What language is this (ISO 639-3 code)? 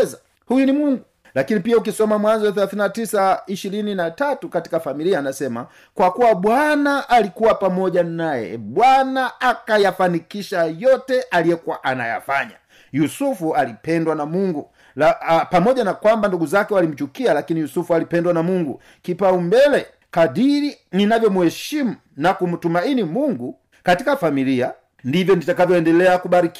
swa